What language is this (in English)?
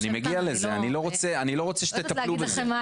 Hebrew